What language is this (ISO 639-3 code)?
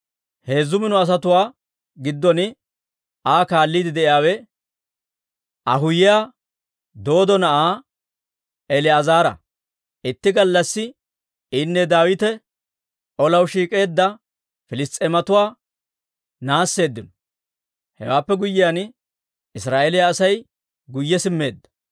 dwr